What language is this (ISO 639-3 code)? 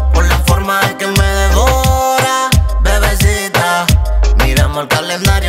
ron